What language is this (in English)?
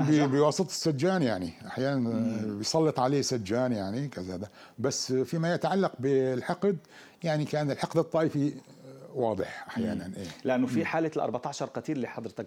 Arabic